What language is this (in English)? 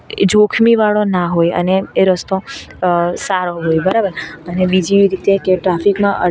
Gujarati